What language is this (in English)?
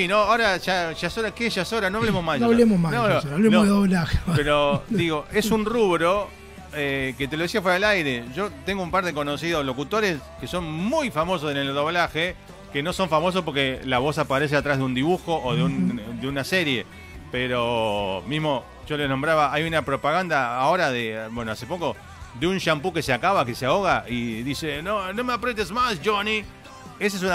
Spanish